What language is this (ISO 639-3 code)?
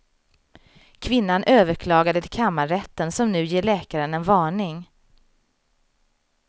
swe